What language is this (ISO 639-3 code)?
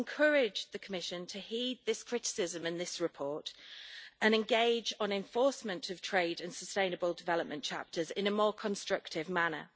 eng